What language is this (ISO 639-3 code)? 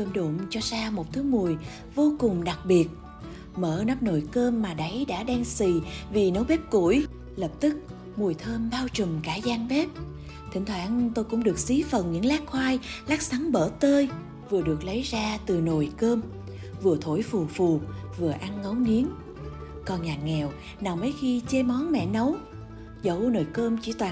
vie